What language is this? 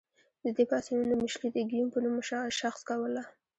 Pashto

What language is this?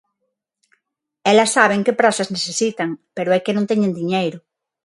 Galician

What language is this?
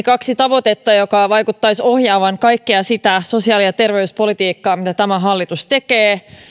Finnish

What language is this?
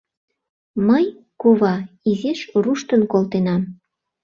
Mari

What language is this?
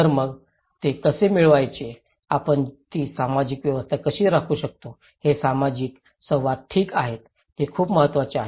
Marathi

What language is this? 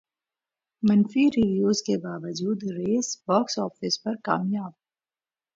Urdu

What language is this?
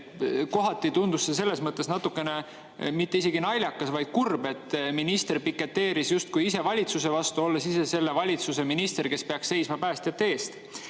Estonian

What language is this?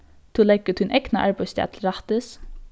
Faroese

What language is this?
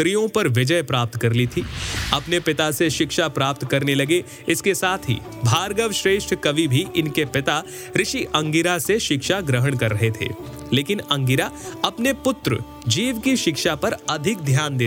Hindi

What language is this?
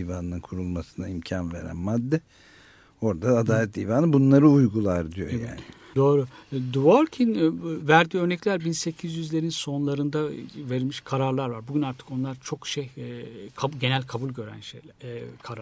Turkish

